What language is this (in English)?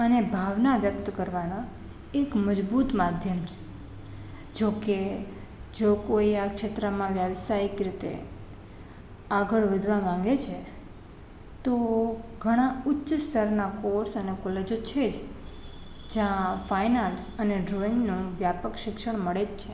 Gujarati